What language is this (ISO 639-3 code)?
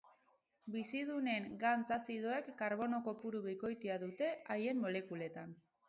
eus